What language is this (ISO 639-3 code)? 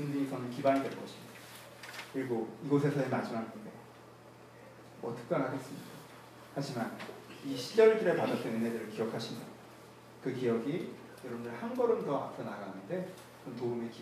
kor